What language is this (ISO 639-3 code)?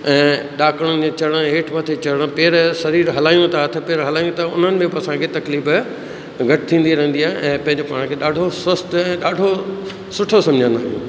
snd